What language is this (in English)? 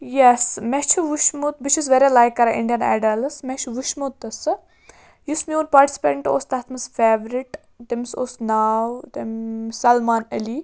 Kashmiri